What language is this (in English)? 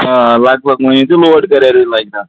Kashmiri